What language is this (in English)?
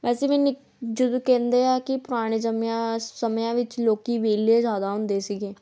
Punjabi